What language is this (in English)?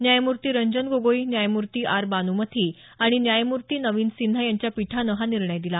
Marathi